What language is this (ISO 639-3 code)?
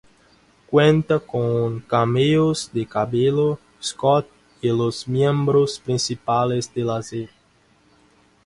spa